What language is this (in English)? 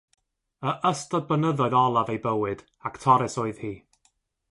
Welsh